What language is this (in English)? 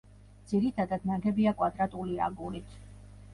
Georgian